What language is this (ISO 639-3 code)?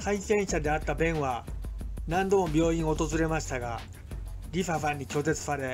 jpn